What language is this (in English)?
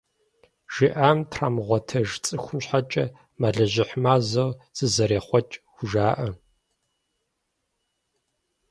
Kabardian